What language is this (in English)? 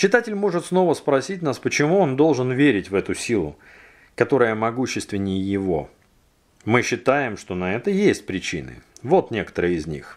Russian